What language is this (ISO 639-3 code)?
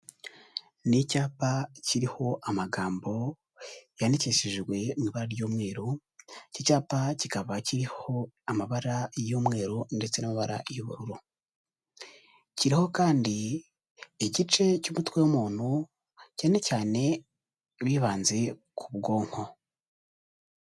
kin